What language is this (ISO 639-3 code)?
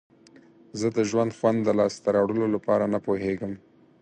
pus